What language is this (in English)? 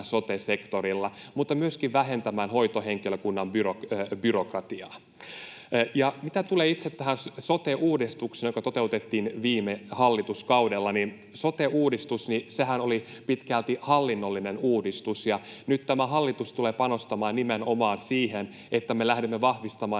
Finnish